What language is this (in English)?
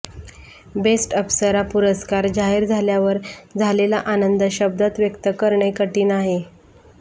Marathi